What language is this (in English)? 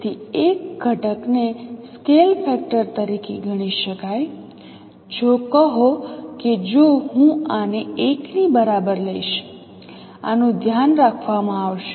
Gujarati